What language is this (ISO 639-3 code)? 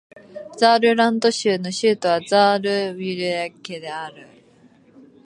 jpn